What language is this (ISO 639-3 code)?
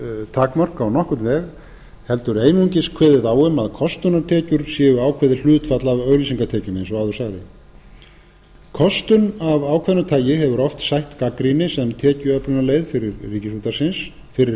isl